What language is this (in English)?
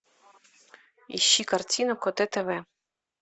Russian